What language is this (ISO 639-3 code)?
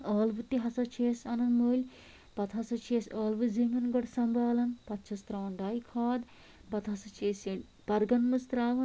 kas